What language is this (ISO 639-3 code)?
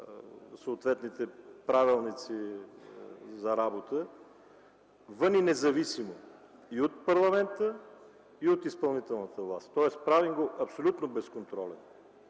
bul